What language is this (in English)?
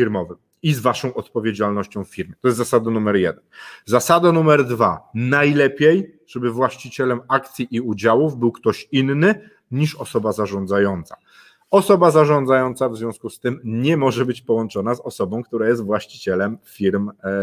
Polish